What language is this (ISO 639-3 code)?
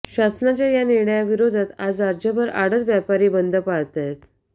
mar